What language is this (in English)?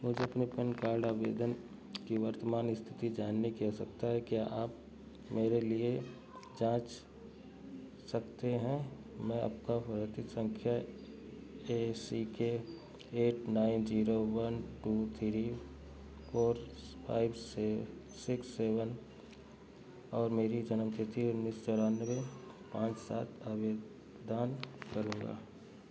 Hindi